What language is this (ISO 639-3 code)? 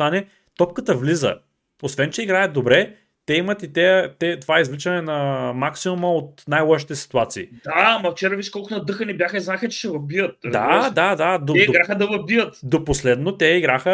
bul